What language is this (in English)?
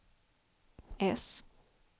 Swedish